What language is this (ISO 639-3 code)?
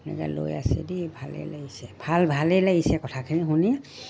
asm